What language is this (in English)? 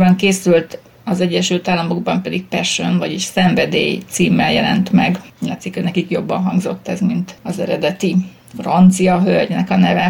Hungarian